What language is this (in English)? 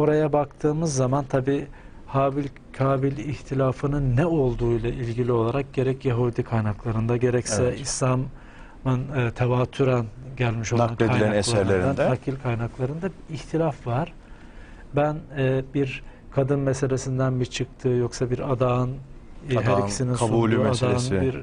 Turkish